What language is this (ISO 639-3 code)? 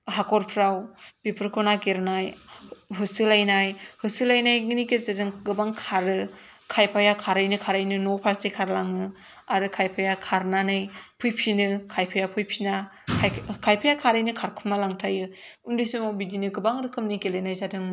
brx